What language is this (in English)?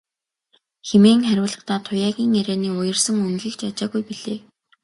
Mongolian